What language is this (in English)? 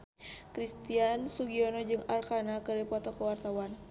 Sundanese